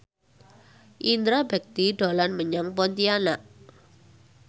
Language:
Javanese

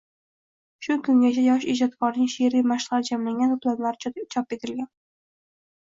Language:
Uzbek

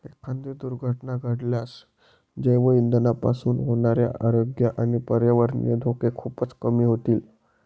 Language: Marathi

